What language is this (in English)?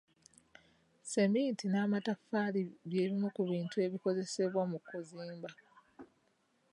Ganda